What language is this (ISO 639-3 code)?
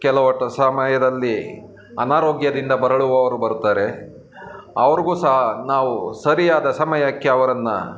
kan